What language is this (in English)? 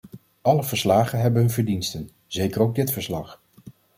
Dutch